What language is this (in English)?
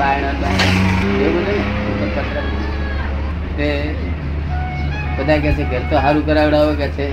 Gujarati